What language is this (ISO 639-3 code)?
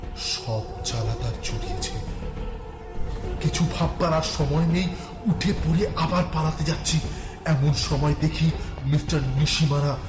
ben